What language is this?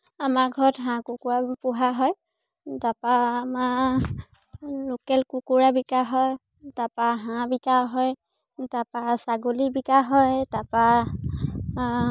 Assamese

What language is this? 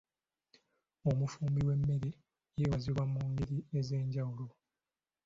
Ganda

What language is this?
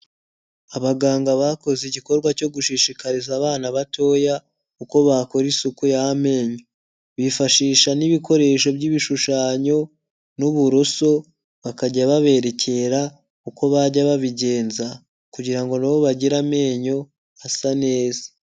Kinyarwanda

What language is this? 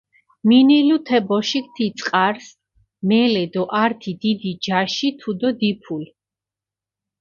Mingrelian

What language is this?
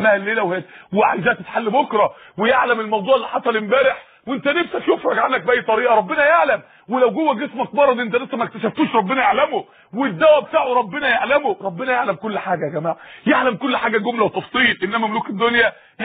Arabic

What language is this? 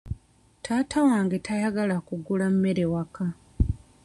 Ganda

